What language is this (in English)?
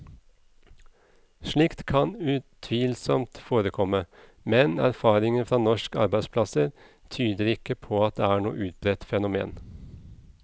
Norwegian